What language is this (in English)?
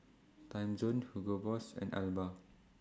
English